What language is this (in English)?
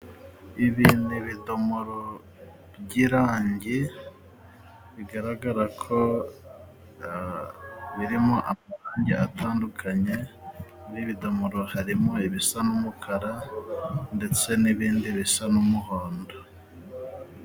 Kinyarwanda